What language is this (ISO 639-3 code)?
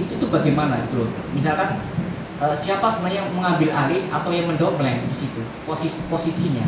ind